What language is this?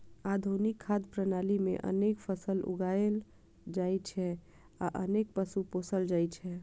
Maithili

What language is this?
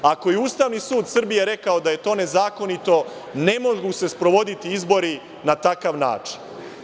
Serbian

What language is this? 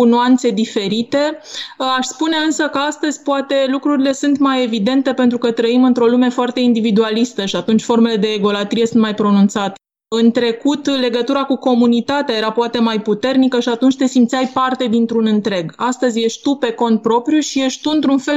Romanian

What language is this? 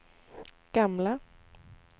Swedish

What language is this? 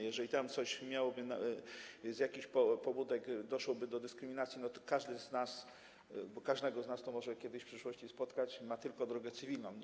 Polish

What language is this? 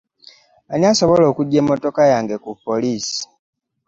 Ganda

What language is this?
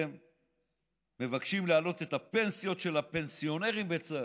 Hebrew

